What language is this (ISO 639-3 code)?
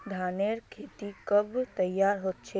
mag